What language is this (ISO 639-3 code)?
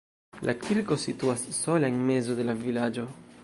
epo